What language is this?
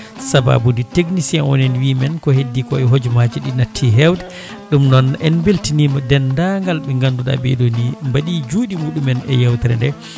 Fula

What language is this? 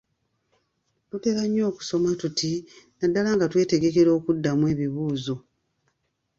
Ganda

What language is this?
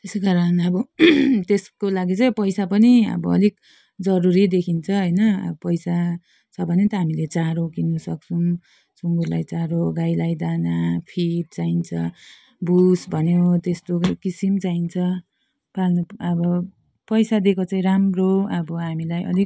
Nepali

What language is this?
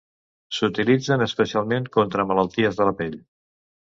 Catalan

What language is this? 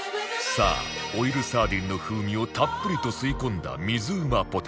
Japanese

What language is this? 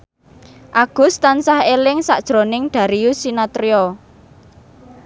Javanese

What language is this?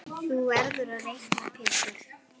Icelandic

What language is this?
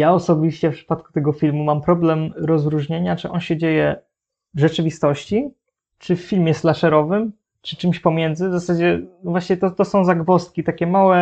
Polish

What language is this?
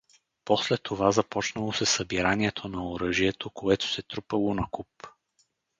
Bulgarian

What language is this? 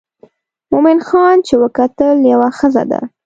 Pashto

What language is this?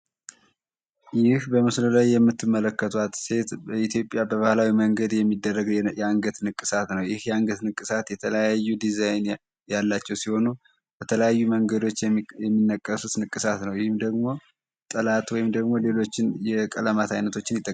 Amharic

